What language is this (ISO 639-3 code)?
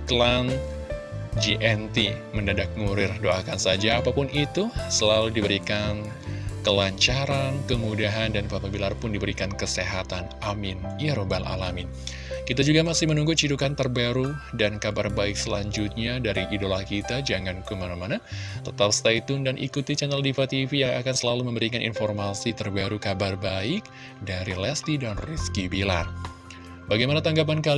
ind